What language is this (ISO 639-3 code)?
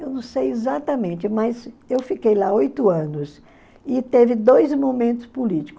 por